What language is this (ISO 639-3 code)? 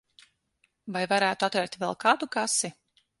lav